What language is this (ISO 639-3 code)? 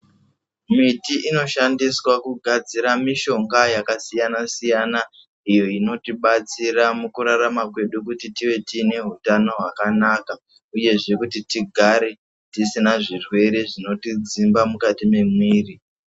ndc